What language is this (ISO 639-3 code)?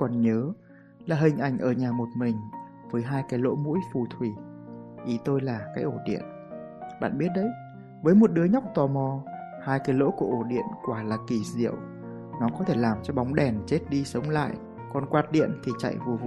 vie